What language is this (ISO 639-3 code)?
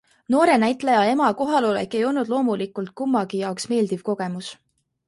est